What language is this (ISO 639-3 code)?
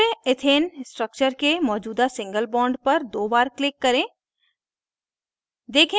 hin